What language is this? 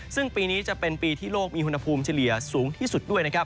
Thai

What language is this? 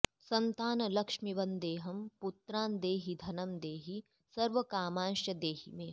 Sanskrit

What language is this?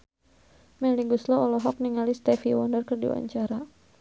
Sundanese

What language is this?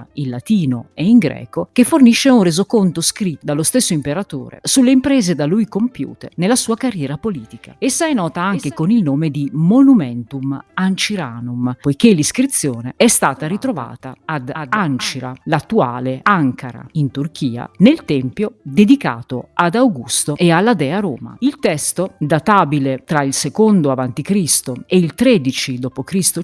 Italian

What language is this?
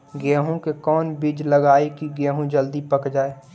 Magahi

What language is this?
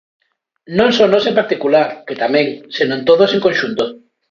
Galician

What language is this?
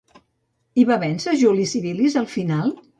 Catalan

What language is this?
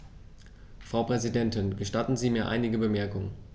German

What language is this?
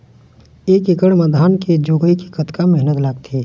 Chhattisgarhi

